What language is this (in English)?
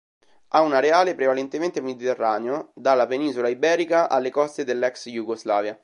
Italian